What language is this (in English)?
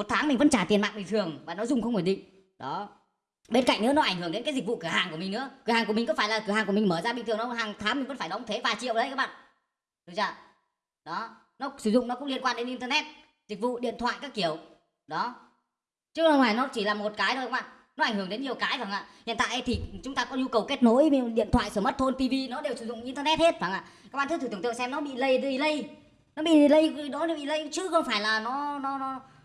Vietnamese